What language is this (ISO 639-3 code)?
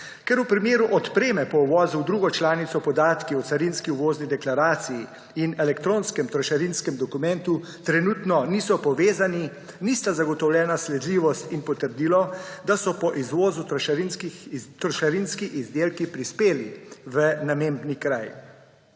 slv